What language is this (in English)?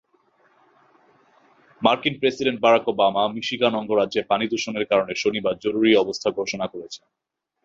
Bangla